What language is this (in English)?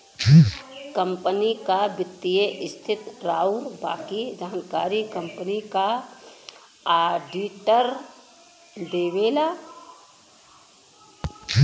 Bhojpuri